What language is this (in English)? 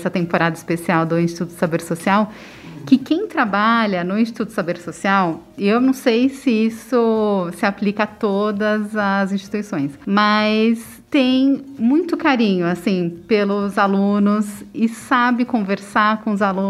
Portuguese